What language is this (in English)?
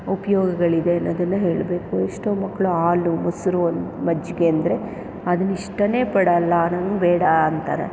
Kannada